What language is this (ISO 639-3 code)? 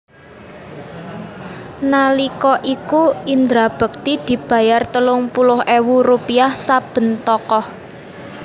jav